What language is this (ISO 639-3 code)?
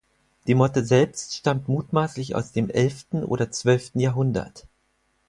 deu